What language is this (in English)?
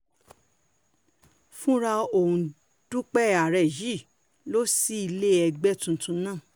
Yoruba